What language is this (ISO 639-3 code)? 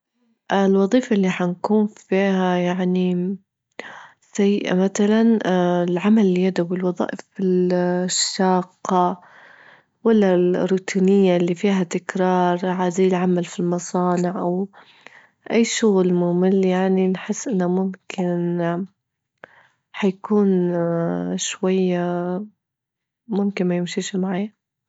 ayl